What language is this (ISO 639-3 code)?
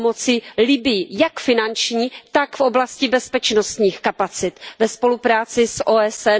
ces